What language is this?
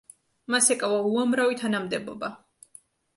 Georgian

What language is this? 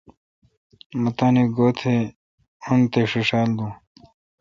Kalkoti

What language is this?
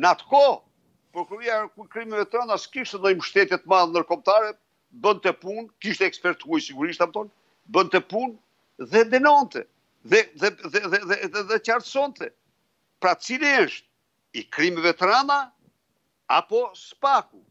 Romanian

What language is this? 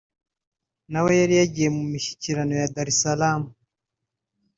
Kinyarwanda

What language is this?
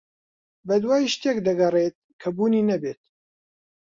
Central Kurdish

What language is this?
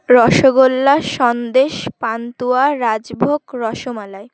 Bangla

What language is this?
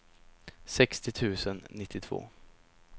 Swedish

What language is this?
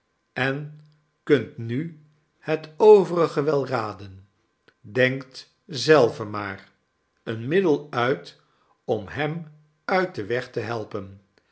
Dutch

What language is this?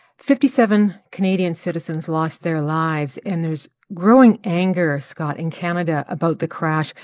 English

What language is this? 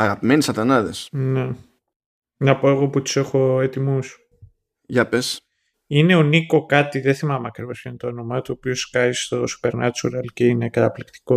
Greek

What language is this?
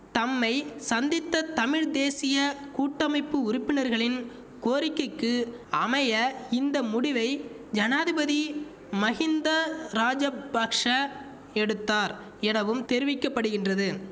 Tamil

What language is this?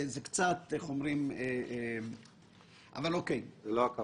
Hebrew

